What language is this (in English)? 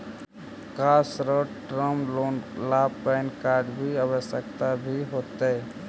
Magahi